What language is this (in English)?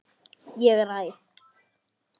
Icelandic